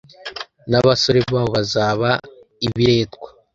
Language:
Kinyarwanda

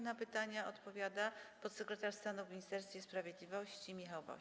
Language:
Polish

